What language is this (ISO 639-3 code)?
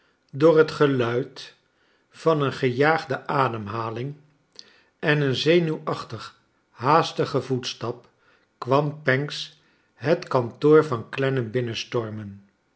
nld